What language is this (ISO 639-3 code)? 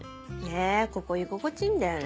jpn